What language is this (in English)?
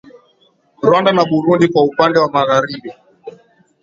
Swahili